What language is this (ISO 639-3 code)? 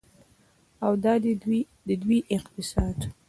pus